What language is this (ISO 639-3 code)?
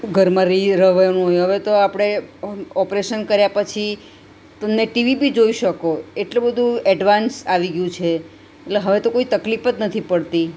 guj